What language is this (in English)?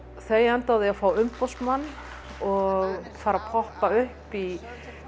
Icelandic